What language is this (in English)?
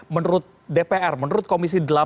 Indonesian